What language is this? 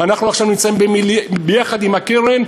Hebrew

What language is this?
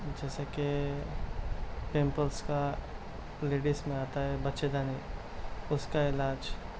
Urdu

